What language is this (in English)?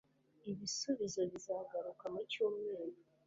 Kinyarwanda